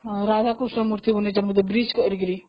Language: Odia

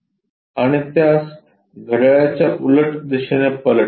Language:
Marathi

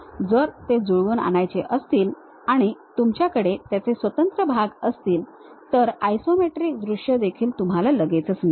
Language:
Marathi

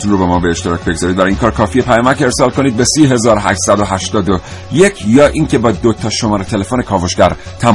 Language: Persian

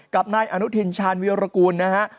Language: Thai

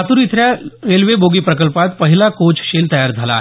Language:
Marathi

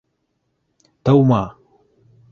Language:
Bashkir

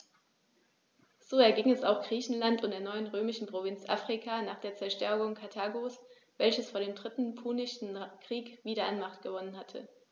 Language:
German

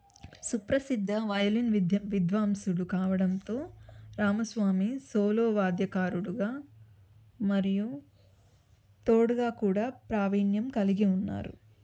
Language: Telugu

